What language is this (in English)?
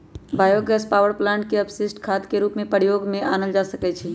Magahi